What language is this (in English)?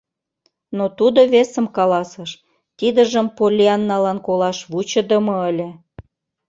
Mari